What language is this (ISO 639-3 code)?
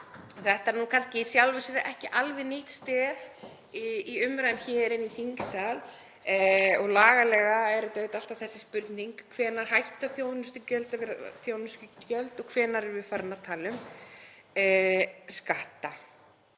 isl